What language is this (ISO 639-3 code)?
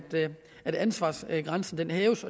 dan